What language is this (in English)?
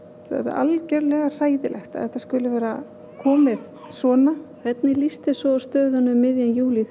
Icelandic